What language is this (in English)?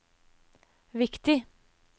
Norwegian